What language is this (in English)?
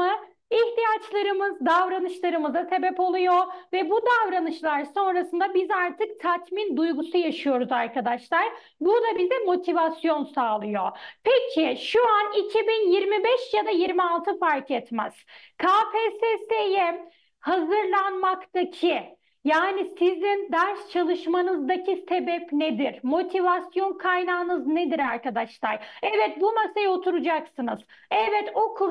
Turkish